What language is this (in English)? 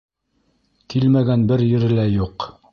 Bashkir